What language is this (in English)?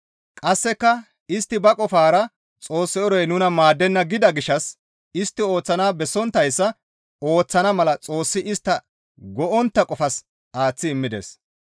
Gamo